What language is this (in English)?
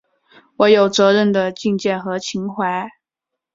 Chinese